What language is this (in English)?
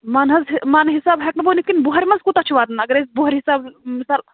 Kashmiri